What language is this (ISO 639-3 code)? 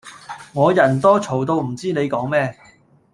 yue